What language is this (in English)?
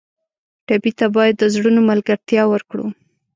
Pashto